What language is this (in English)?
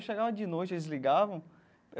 Portuguese